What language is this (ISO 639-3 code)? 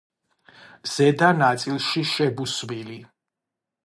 kat